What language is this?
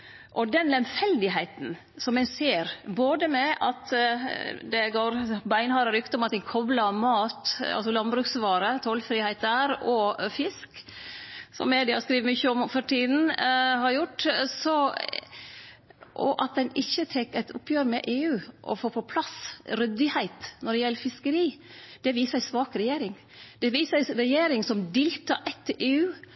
Norwegian Nynorsk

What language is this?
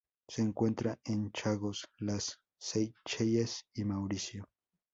Spanish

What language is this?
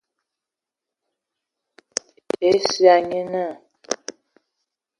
Ewondo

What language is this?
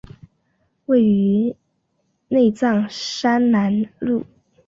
Chinese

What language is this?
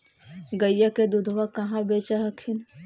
Magahi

